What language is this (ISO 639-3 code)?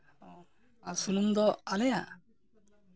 sat